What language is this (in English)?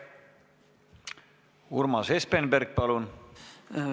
Estonian